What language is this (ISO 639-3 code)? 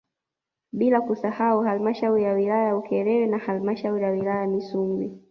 swa